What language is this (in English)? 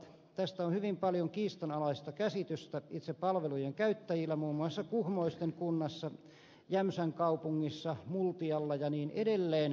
Finnish